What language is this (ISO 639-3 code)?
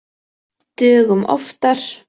isl